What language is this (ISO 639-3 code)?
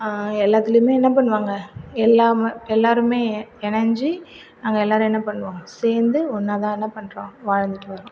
tam